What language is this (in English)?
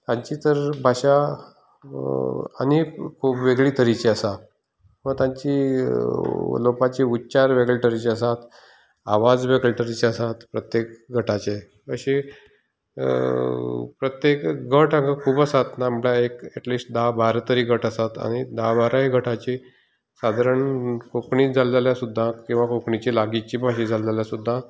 Konkani